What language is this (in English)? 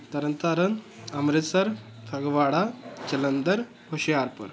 Punjabi